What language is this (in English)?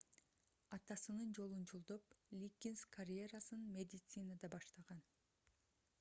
Kyrgyz